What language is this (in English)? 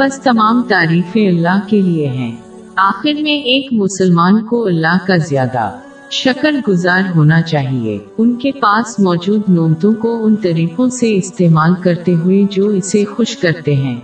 Urdu